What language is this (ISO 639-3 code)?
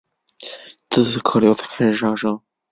zho